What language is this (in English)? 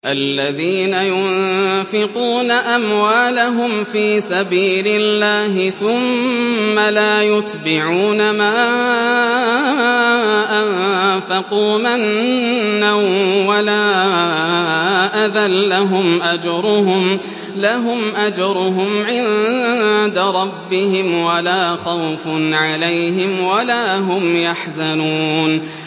Arabic